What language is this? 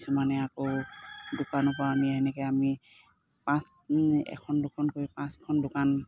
Assamese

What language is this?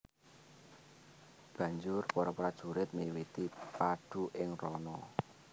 Javanese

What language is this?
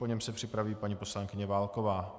Czech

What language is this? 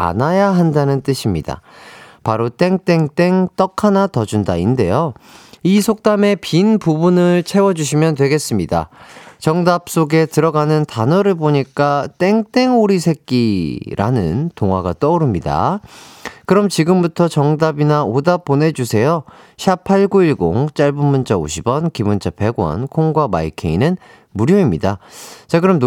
Korean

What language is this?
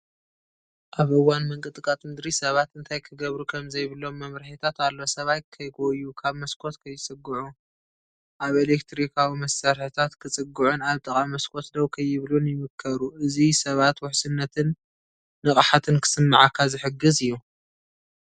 Tigrinya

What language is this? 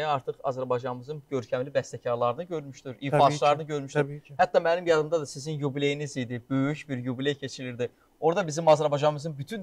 Turkish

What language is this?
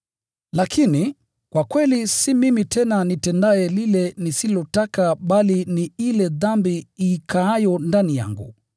Swahili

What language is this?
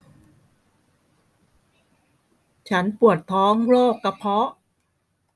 Thai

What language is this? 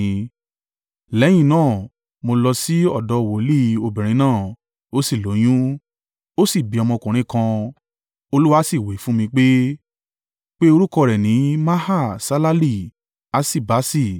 Yoruba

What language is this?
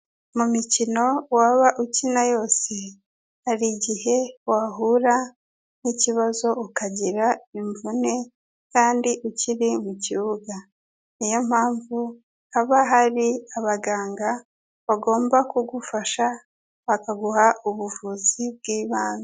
Kinyarwanda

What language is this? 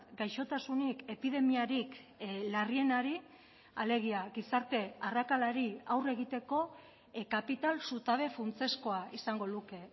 Basque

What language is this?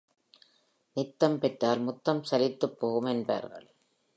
Tamil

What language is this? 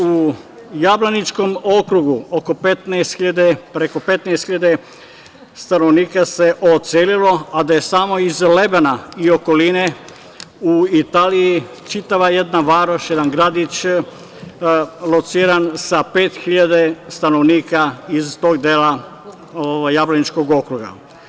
Serbian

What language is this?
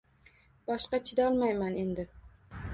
Uzbek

